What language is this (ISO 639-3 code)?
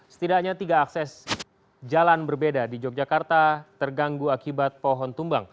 ind